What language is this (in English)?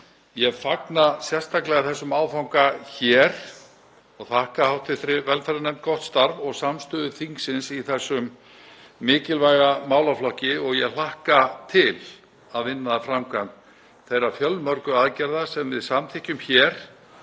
Icelandic